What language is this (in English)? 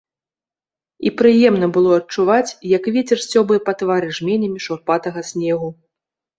Belarusian